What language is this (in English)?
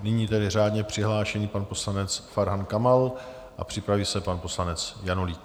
Czech